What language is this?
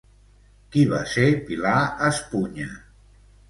Catalan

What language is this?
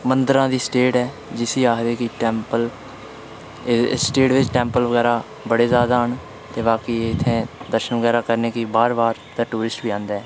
Dogri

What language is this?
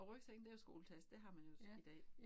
Danish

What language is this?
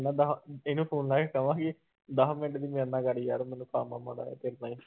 Punjabi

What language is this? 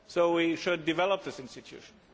English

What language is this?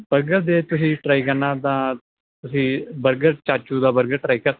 Punjabi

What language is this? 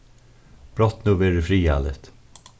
Faroese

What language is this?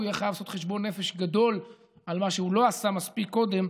Hebrew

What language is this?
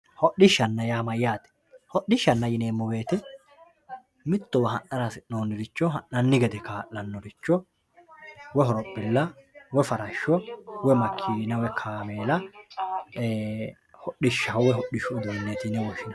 Sidamo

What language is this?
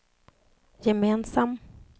Swedish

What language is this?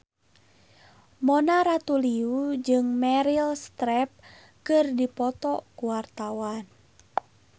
Sundanese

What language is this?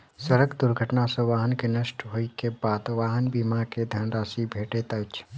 Maithili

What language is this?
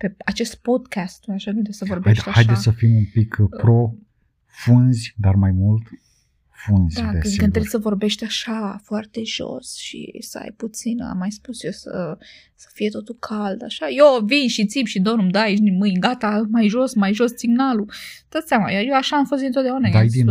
Romanian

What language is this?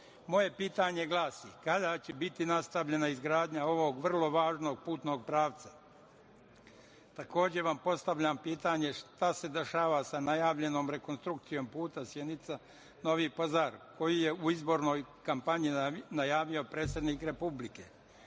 Serbian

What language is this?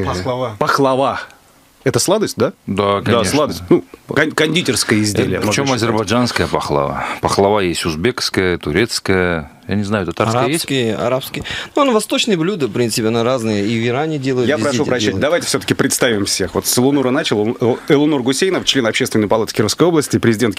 Russian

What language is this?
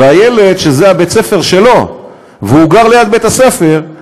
Hebrew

